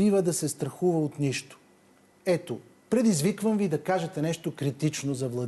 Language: Bulgarian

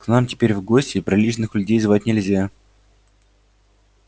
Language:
Russian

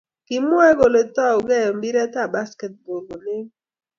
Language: Kalenjin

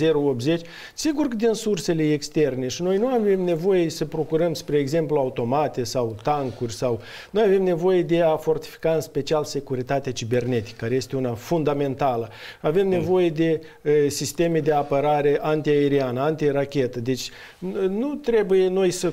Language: Romanian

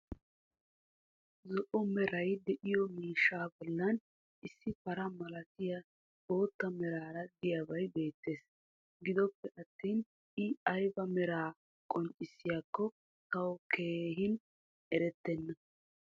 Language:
Wolaytta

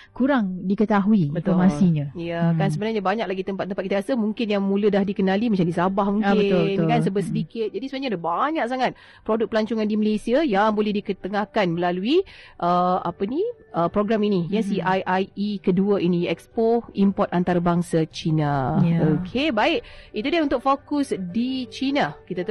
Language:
Malay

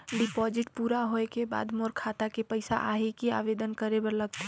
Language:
Chhattisgarhi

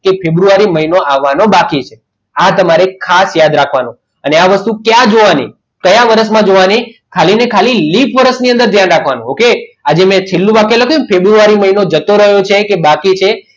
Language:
Gujarati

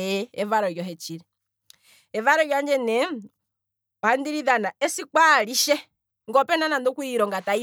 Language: Kwambi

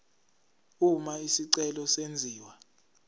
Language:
Zulu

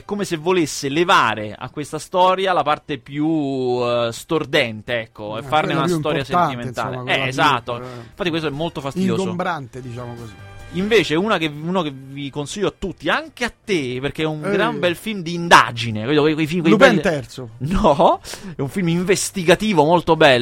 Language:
Italian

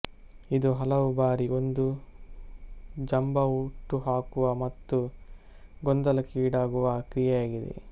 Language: Kannada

